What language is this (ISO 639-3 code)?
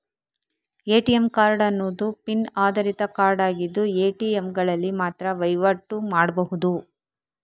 kan